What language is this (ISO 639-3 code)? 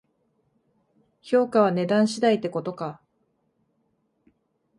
jpn